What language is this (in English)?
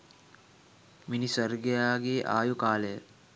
Sinhala